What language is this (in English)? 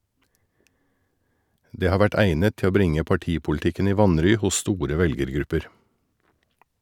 Norwegian